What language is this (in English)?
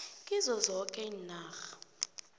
South Ndebele